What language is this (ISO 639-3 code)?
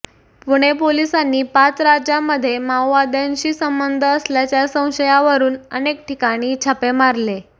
mar